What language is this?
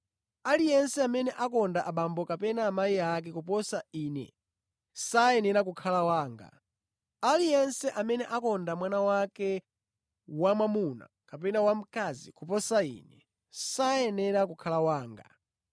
Nyanja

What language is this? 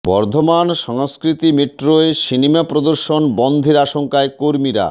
Bangla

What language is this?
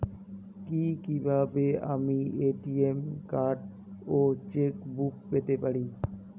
Bangla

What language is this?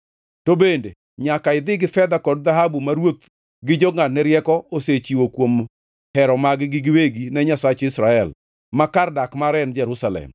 Luo (Kenya and Tanzania)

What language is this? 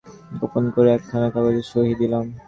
Bangla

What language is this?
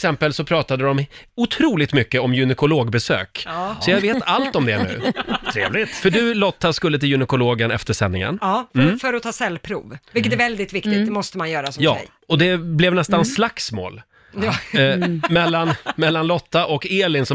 Swedish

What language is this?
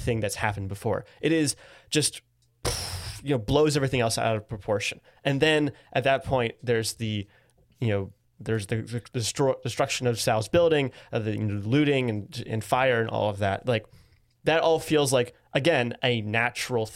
English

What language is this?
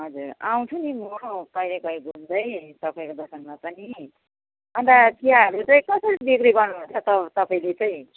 Nepali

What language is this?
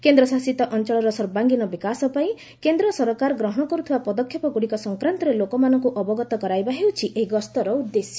Odia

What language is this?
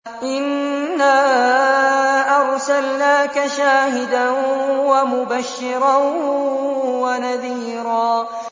Arabic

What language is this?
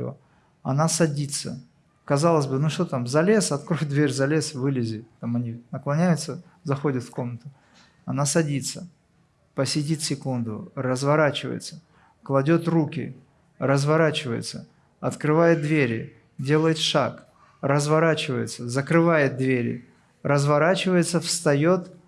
Russian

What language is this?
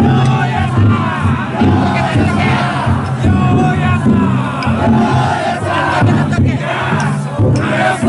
Indonesian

